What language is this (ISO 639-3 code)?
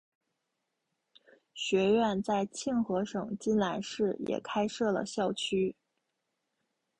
zho